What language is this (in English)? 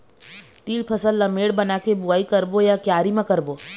Chhattisgarhi